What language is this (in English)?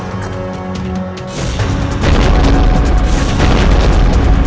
Indonesian